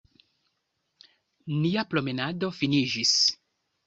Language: Esperanto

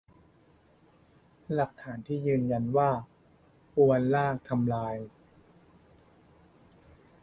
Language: Thai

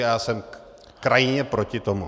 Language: Czech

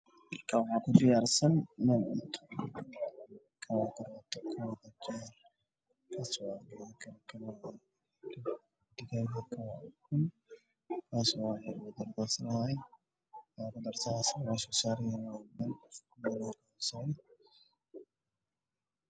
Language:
Somali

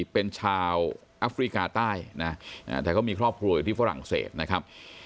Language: Thai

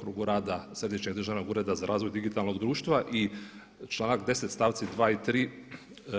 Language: Croatian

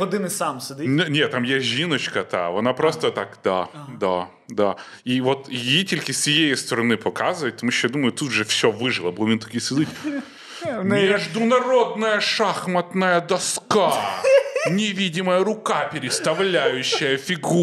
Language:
Ukrainian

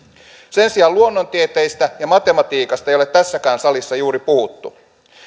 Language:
Finnish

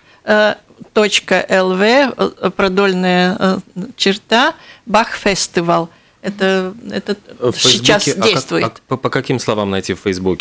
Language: Russian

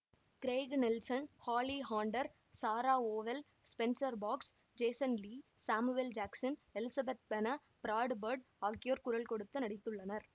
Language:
Tamil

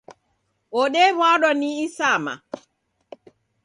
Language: Taita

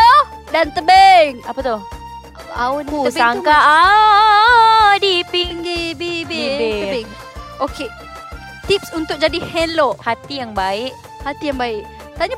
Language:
Malay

